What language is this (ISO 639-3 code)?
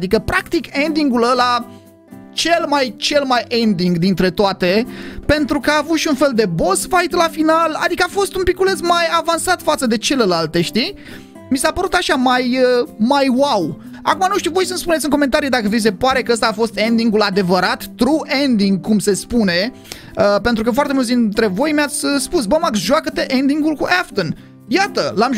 ron